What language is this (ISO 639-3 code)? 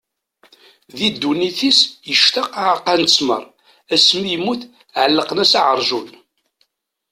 kab